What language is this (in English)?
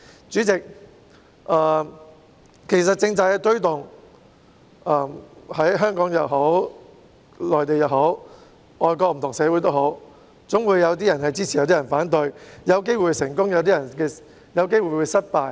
Cantonese